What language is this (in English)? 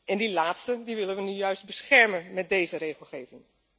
Dutch